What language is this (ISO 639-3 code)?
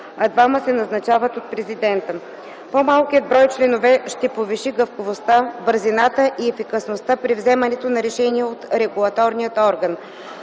bul